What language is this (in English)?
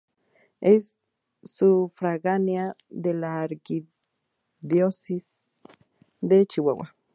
Spanish